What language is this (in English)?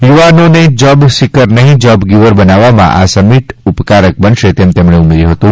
Gujarati